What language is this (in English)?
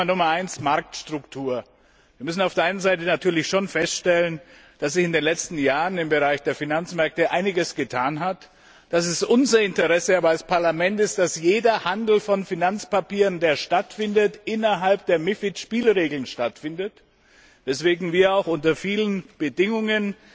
German